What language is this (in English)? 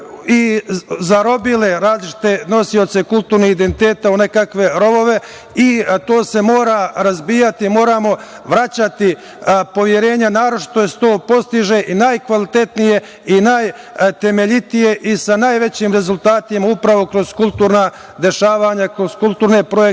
Serbian